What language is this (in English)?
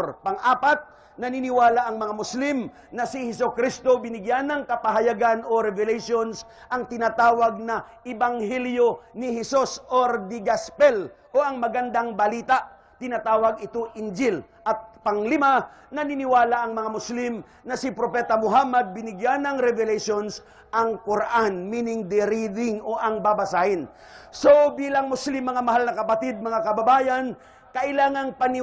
Filipino